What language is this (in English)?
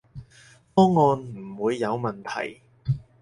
Cantonese